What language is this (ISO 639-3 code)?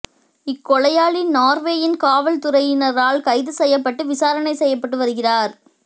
tam